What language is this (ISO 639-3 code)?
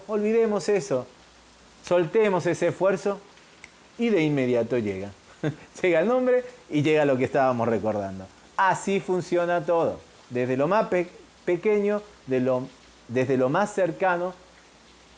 spa